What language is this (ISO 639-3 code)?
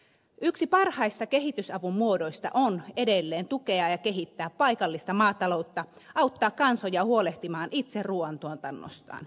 fin